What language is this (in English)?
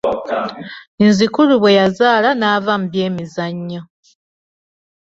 Ganda